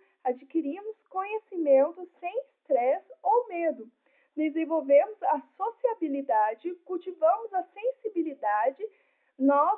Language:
Portuguese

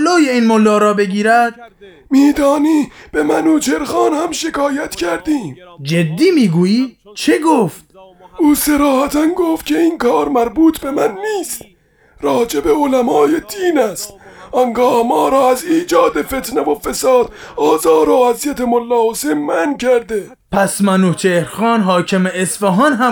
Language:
Persian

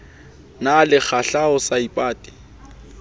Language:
Southern Sotho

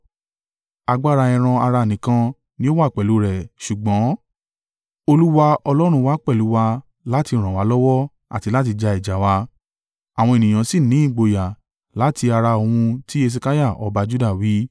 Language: Yoruba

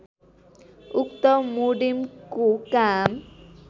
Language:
Nepali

